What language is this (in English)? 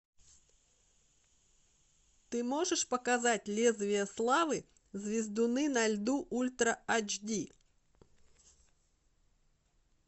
Russian